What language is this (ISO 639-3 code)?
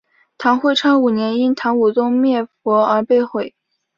zho